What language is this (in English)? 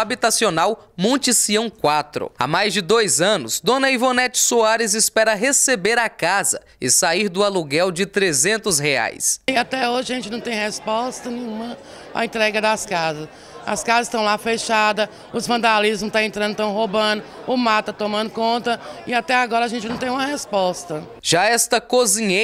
Portuguese